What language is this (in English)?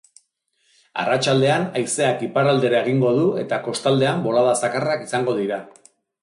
Basque